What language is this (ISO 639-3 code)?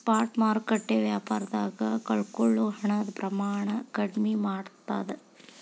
kan